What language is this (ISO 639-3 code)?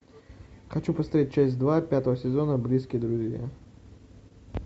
rus